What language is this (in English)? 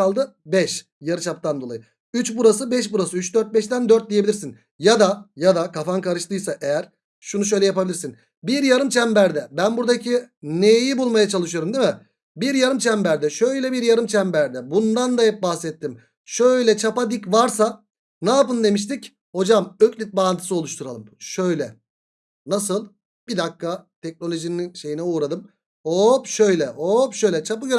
Turkish